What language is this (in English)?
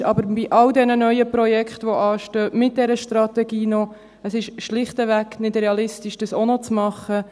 Swiss German